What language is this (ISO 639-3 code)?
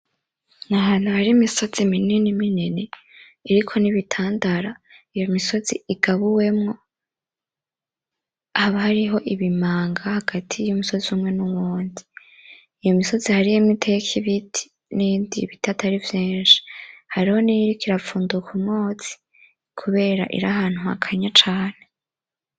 run